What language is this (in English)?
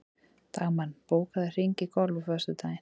Icelandic